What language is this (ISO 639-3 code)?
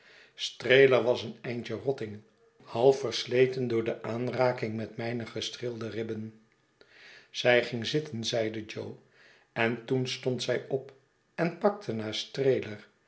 nld